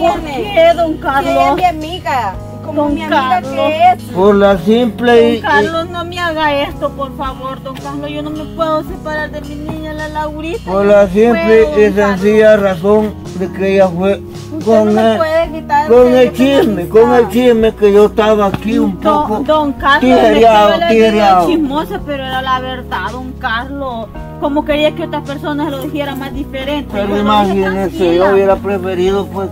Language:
Spanish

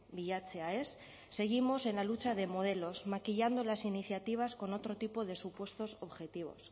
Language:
Spanish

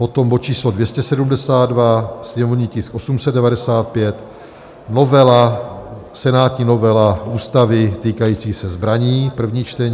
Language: Czech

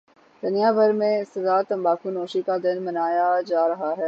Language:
Urdu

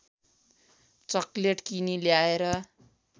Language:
Nepali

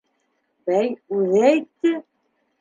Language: Bashkir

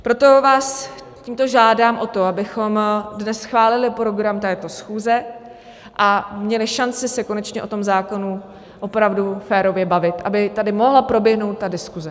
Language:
Czech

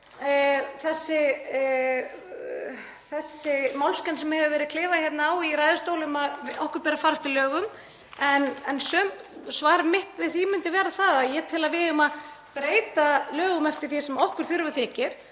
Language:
Icelandic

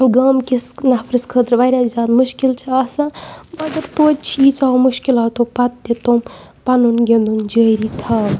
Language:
Kashmiri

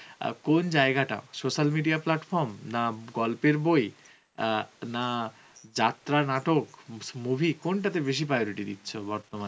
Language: Bangla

